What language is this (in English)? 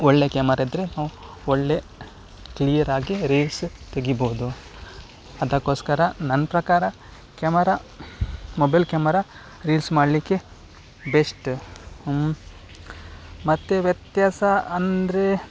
Kannada